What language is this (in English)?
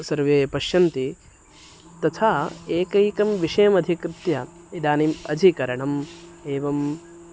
Sanskrit